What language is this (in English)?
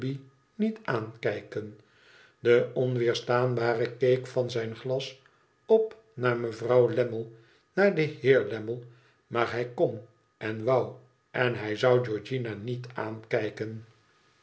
Dutch